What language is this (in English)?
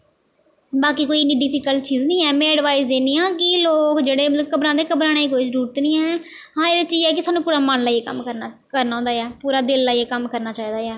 Dogri